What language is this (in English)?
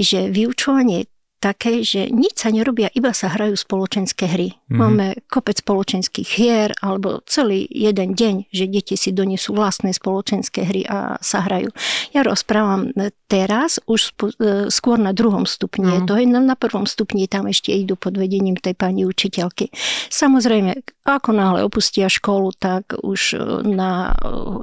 Slovak